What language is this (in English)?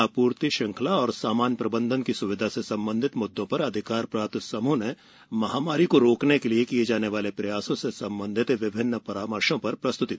Hindi